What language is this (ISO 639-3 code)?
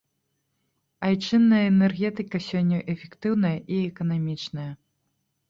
bel